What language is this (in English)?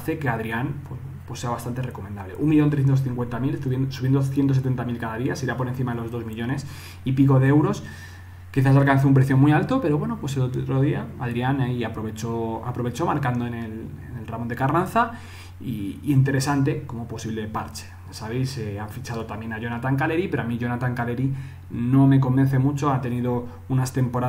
Spanish